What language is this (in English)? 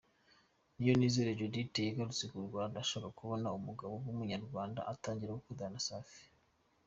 Kinyarwanda